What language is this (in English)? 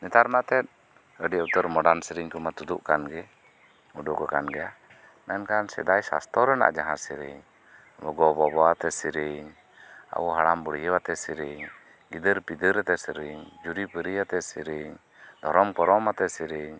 Santali